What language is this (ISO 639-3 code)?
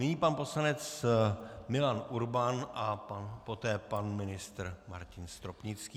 ces